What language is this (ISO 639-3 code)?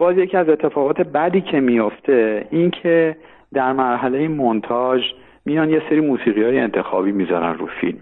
fas